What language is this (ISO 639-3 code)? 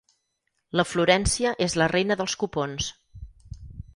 cat